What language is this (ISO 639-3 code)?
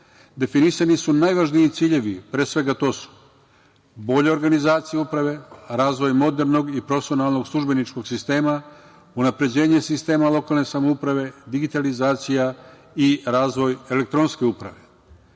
srp